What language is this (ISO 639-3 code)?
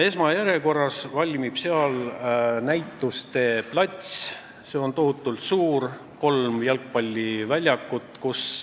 est